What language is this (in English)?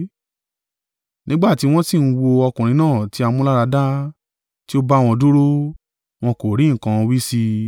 Yoruba